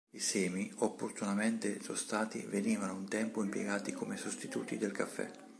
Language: Italian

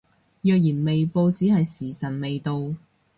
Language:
Cantonese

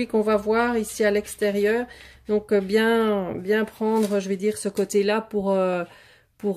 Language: French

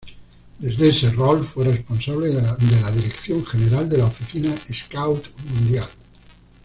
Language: Spanish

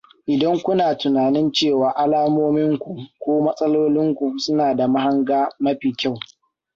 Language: Hausa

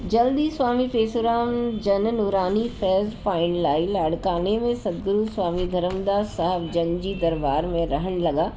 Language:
Sindhi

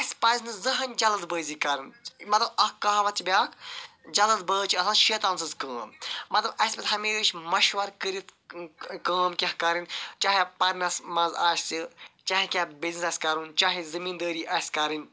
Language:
Kashmiri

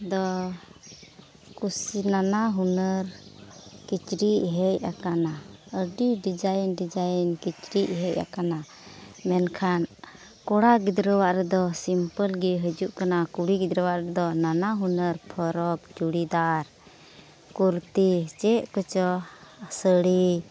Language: Santali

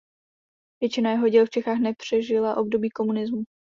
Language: Czech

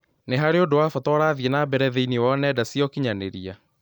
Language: Kikuyu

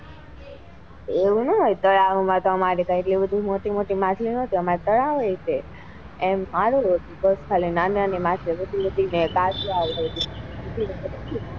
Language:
Gujarati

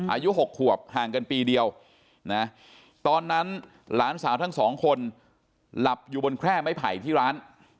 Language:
Thai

